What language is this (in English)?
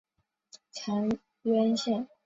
Chinese